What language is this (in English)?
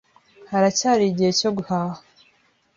Kinyarwanda